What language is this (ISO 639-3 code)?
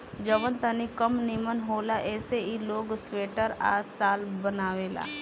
bho